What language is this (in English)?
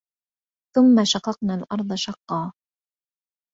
Arabic